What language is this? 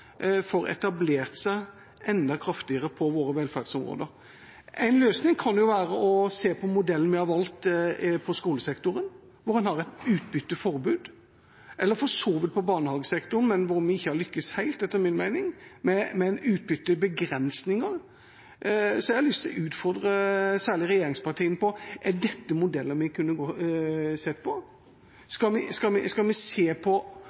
Norwegian Bokmål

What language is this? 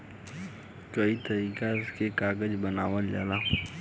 Bhojpuri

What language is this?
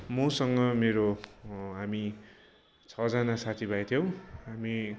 Nepali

